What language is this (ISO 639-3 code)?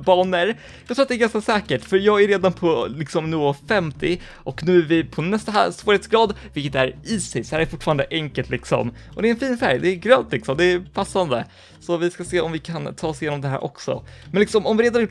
swe